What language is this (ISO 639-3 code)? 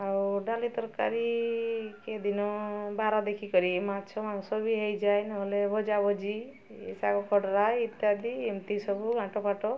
ori